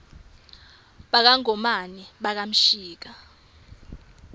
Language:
Swati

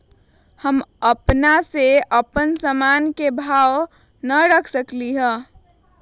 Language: Magahi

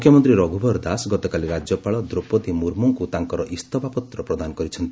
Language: Odia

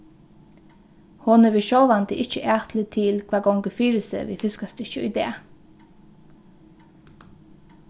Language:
Faroese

